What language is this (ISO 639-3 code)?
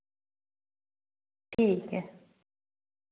doi